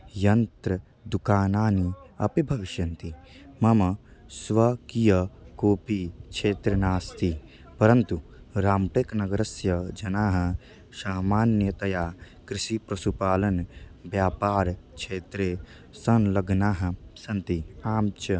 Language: Sanskrit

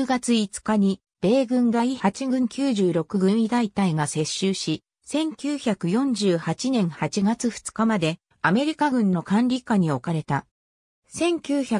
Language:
Japanese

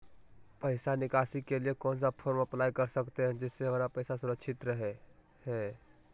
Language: Magahi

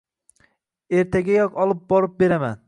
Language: Uzbek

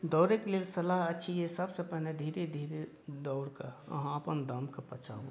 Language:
Maithili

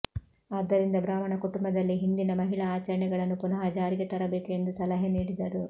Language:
Kannada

